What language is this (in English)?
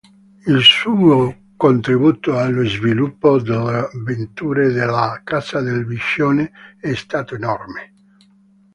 Italian